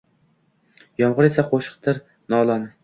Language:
Uzbek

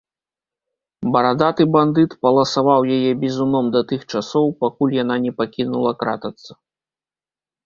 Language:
Belarusian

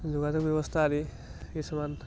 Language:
Assamese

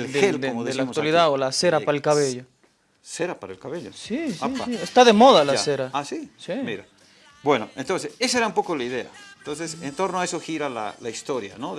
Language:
Spanish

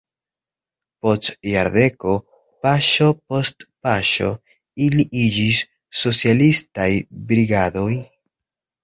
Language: Esperanto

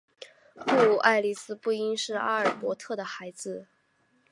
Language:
Chinese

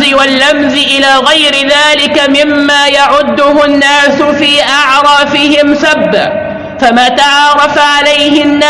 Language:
Arabic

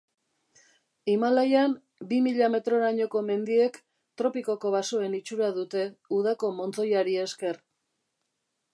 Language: Basque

